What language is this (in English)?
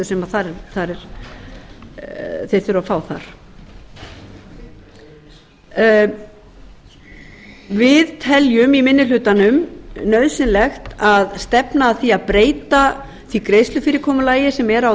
Icelandic